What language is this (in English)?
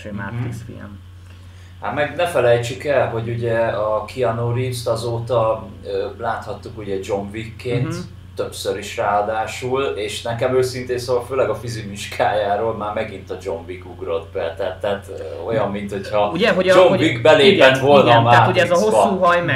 Hungarian